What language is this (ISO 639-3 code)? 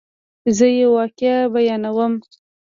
pus